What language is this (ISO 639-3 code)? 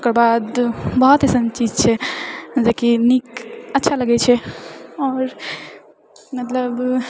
mai